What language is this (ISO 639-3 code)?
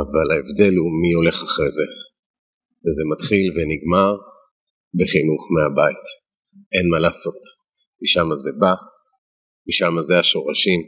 heb